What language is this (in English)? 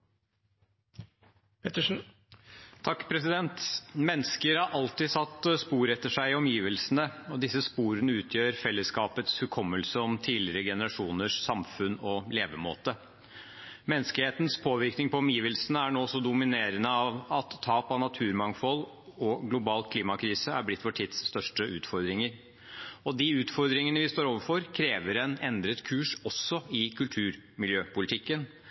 Norwegian Bokmål